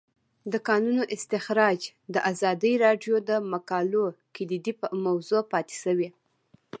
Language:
Pashto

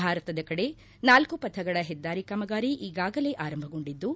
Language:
Kannada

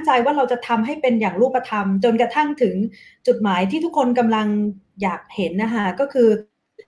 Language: Thai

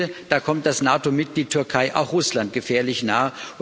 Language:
German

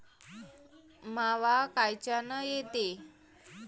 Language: Marathi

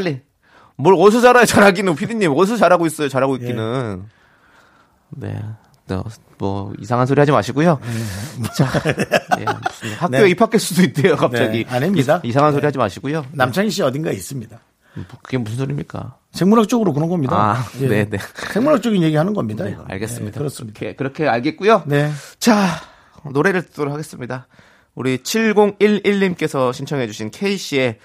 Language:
Korean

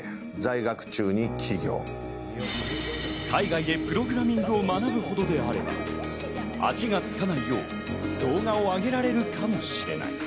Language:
Japanese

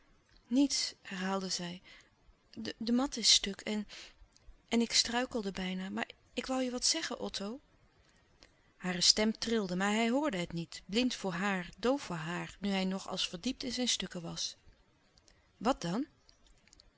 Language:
Dutch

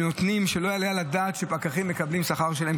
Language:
Hebrew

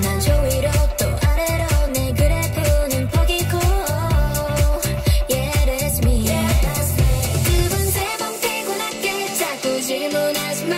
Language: Korean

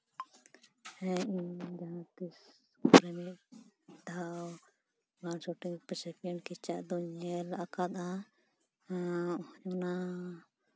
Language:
Santali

